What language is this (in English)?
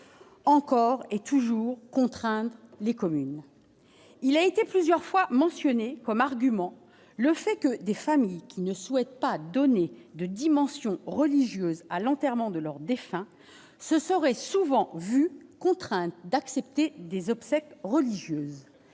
French